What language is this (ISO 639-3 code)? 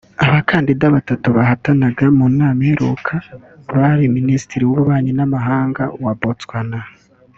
kin